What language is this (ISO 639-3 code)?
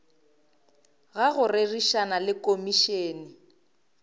nso